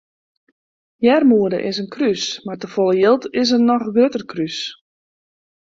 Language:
Western Frisian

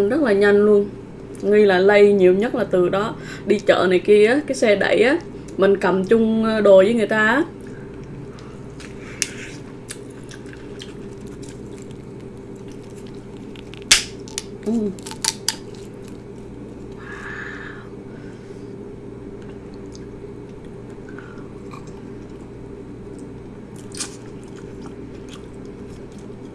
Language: Vietnamese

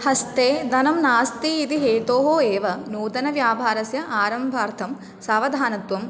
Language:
Sanskrit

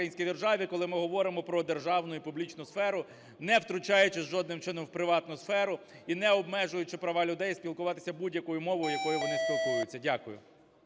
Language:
Ukrainian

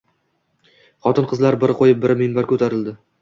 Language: Uzbek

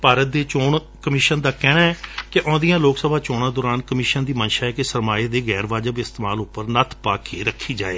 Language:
Punjabi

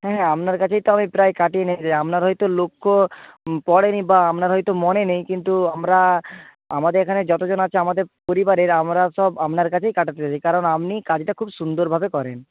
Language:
Bangla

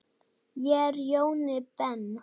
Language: Icelandic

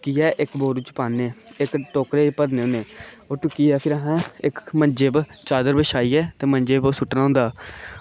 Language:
Dogri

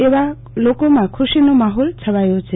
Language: Gujarati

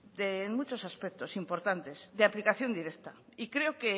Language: Spanish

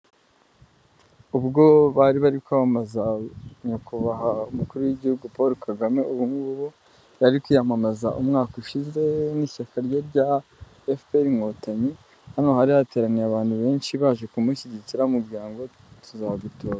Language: Kinyarwanda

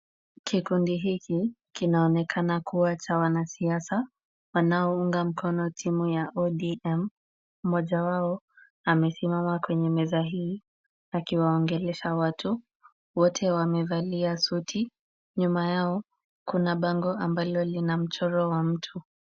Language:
Swahili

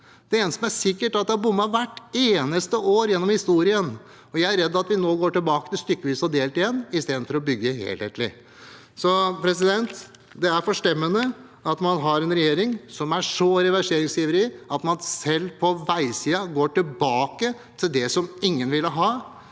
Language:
Norwegian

